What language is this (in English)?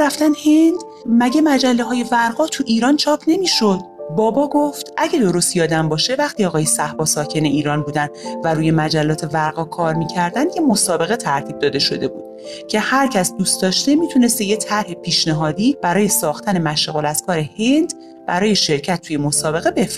Persian